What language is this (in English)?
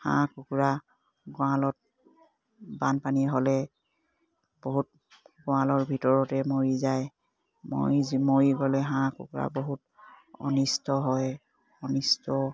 Assamese